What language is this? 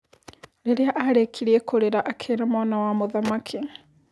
Kikuyu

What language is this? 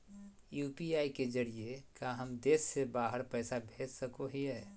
Magahi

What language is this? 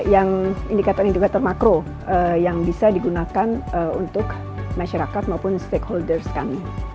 Indonesian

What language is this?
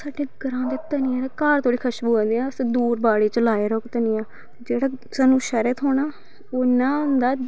Dogri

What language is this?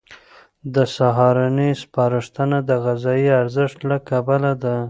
Pashto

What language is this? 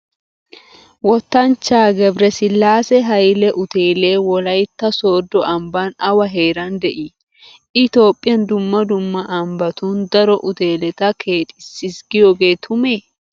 Wolaytta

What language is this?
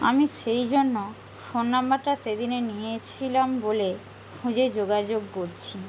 Bangla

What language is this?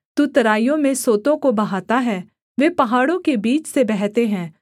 Hindi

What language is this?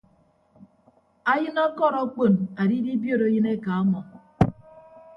Ibibio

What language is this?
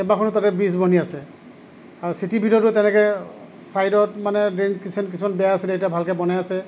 Assamese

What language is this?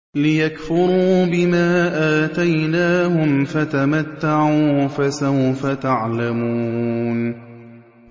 Arabic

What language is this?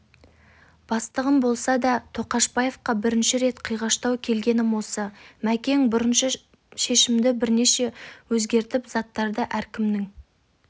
Kazakh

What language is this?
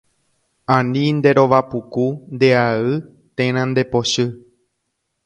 Guarani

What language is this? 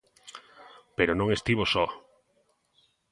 Galician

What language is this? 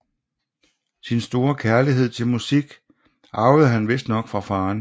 Danish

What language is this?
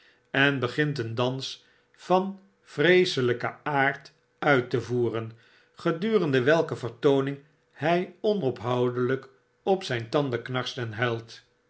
Dutch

